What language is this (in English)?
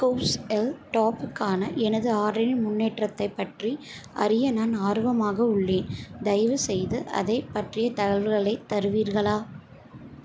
Tamil